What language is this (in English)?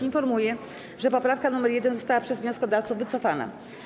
Polish